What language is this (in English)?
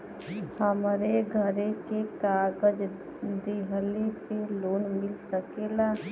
Bhojpuri